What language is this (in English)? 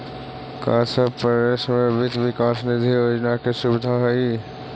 Magahi